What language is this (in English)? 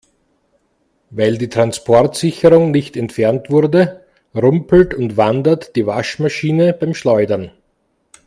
German